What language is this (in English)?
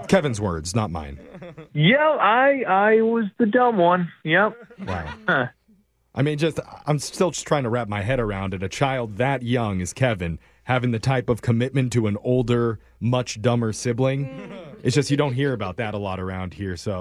English